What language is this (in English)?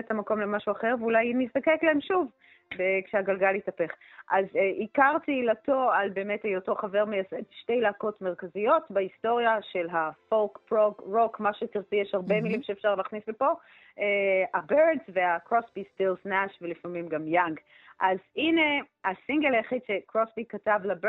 Hebrew